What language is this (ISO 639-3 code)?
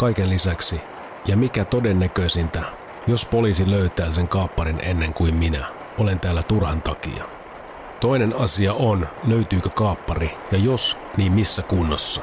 fin